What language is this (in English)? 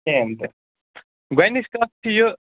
Kashmiri